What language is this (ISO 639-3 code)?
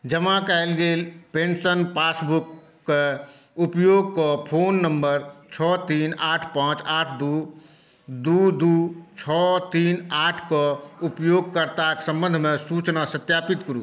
mai